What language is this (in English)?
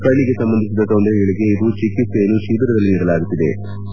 Kannada